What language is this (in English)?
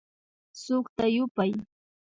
Imbabura Highland Quichua